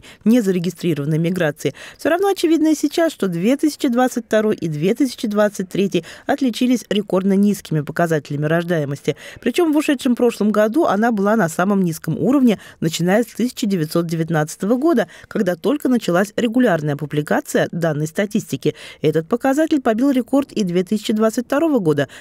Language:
Russian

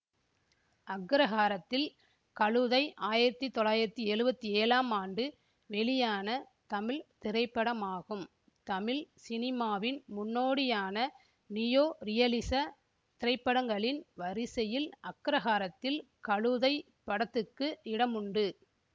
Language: Tamil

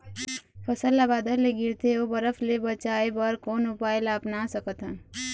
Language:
Chhattisgarhi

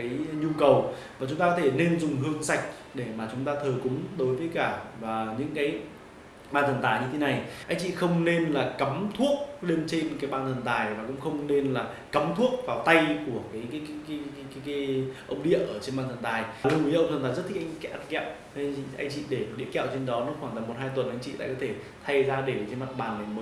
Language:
Vietnamese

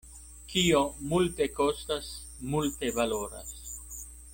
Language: Esperanto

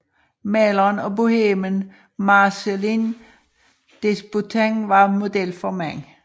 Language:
Danish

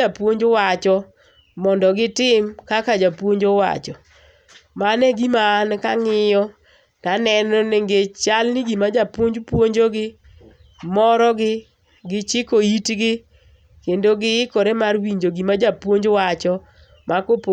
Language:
Luo (Kenya and Tanzania)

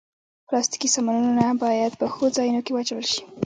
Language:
Pashto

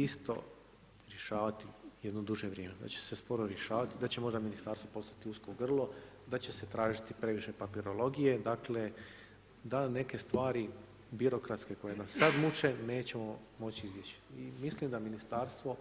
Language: Croatian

